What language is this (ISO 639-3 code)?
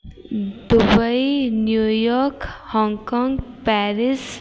snd